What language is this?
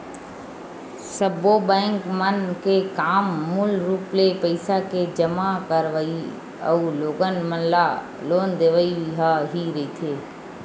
Chhattisgarhi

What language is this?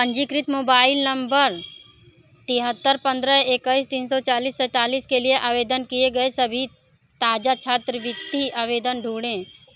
Hindi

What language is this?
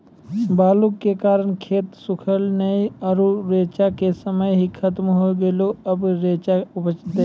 Maithili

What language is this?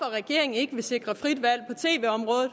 Danish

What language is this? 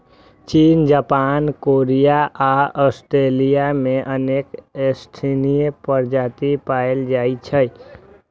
Maithili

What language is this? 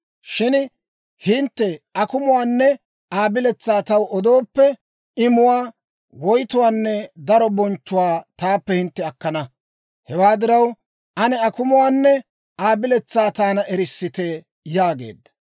Dawro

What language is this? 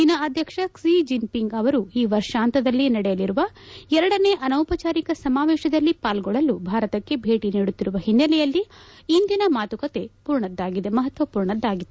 Kannada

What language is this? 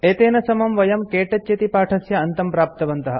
Sanskrit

